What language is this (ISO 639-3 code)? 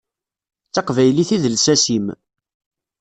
kab